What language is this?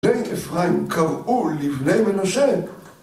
Hebrew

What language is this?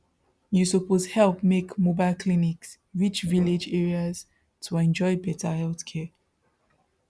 Nigerian Pidgin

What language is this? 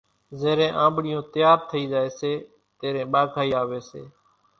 Kachi Koli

